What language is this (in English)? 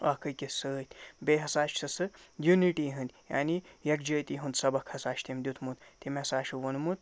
Kashmiri